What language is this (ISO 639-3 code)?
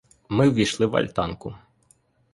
ukr